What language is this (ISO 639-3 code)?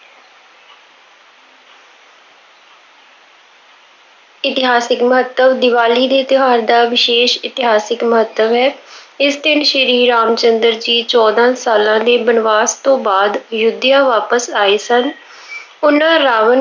pan